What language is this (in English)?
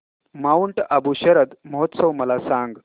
Marathi